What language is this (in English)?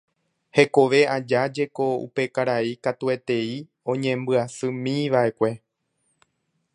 Guarani